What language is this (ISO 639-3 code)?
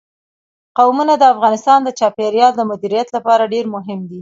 pus